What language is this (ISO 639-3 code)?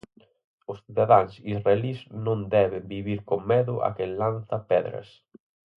glg